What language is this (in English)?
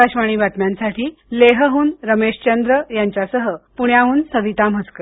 Marathi